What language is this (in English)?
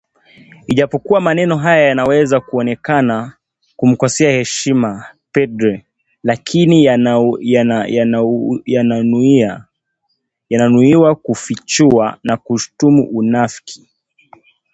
Swahili